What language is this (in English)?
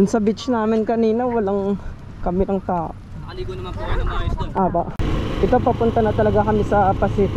Filipino